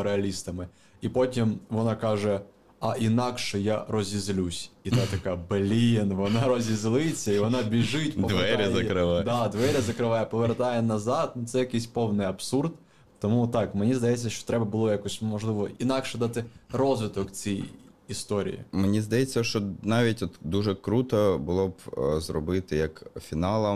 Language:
Ukrainian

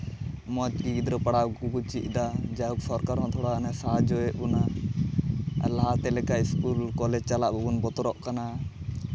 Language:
Santali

